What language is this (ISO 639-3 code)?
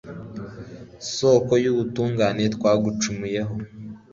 kin